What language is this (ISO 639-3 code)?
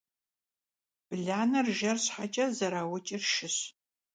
kbd